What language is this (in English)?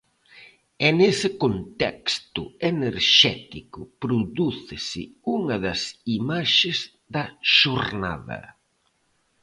Galician